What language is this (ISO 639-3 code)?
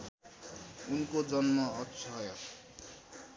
nep